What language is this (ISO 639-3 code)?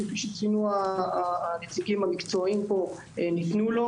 heb